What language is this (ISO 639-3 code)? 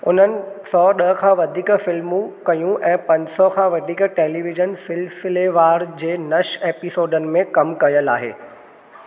snd